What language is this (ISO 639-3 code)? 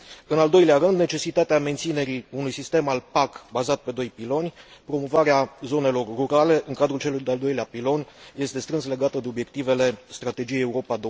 ron